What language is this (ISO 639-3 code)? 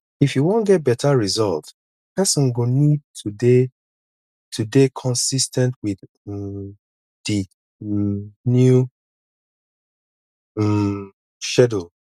pcm